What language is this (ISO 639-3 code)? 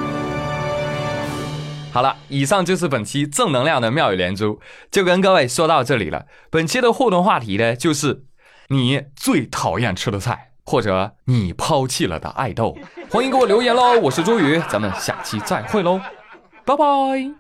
zho